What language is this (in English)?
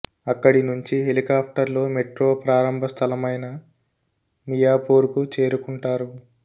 Telugu